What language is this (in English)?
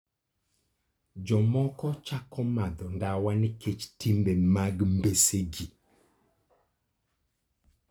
Luo (Kenya and Tanzania)